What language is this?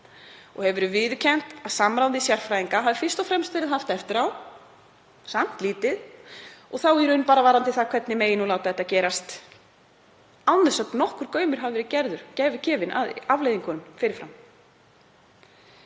Icelandic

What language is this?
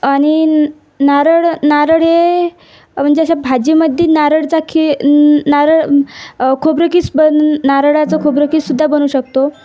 Marathi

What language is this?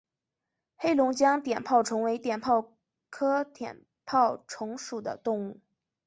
Chinese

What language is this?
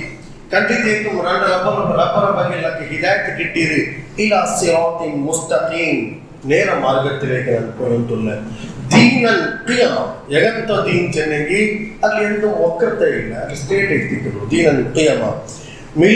Urdu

